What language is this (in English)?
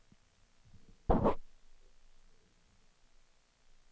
Swedish